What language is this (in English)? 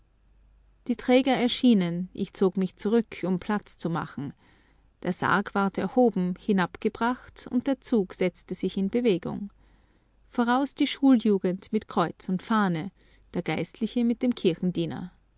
German